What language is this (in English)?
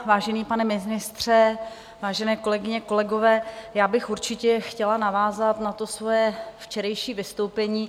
Czech